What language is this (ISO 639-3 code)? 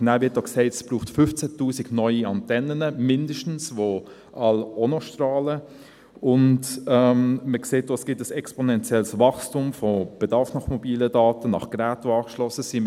gsw